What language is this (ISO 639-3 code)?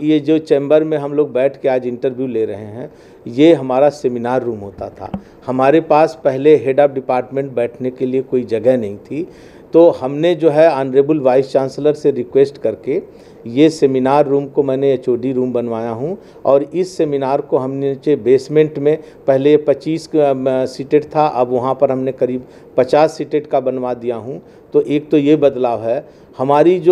hin